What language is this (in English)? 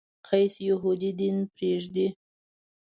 Pashto